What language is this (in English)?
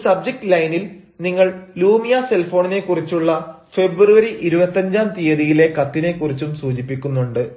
Malayalam